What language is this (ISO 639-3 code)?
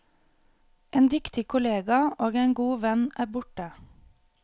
nor